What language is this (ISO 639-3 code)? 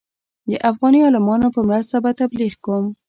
pus